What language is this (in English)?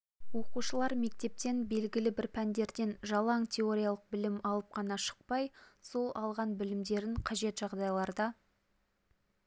Kazakh